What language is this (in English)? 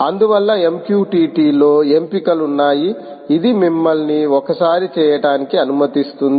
Telugu